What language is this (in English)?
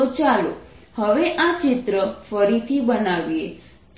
Gujarati